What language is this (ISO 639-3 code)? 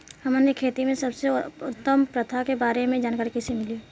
bho